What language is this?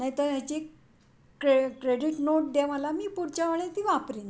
Marathi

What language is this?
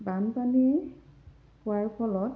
Assamese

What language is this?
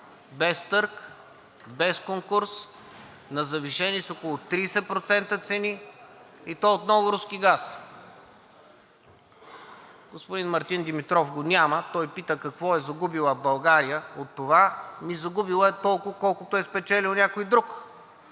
Bulgarian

